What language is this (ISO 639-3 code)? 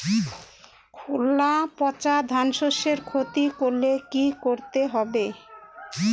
ben